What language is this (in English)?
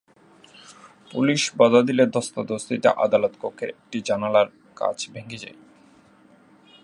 Bangla